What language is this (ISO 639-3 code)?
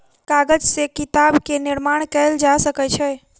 mai